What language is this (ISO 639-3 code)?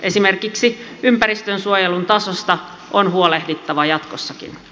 fin